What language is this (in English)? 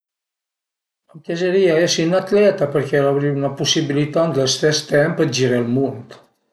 Piedmontese